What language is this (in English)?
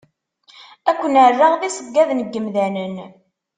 Kabyle